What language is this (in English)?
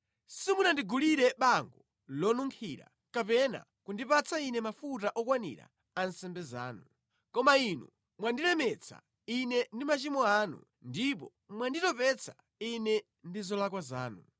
Nyanja